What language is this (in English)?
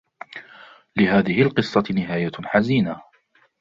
Arabic